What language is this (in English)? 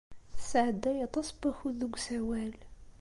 Kabyle